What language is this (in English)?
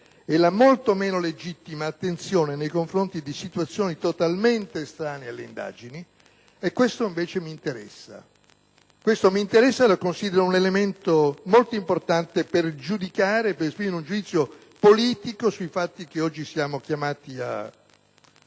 Italian